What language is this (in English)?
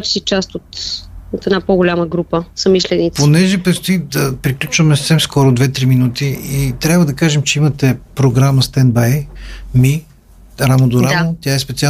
Bulgarian